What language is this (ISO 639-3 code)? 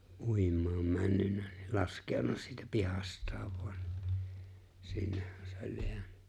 fin